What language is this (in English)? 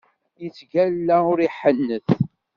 Kabyle